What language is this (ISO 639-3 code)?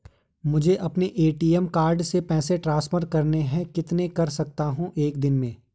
hin